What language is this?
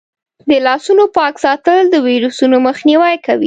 Pashto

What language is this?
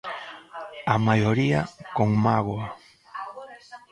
Galician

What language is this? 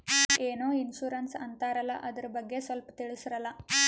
Kannada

